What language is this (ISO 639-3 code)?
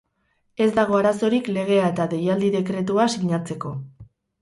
eus